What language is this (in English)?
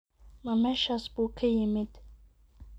Somali